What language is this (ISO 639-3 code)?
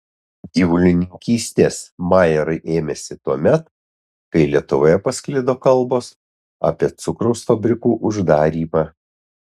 lit